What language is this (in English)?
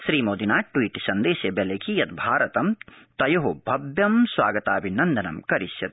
Sanskrit